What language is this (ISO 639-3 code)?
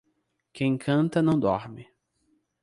por